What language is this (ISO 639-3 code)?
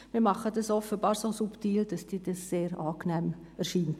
gsw